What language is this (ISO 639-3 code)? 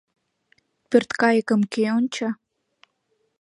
chm